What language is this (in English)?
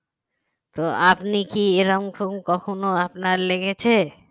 Bangla